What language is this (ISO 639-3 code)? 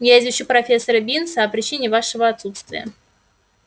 rus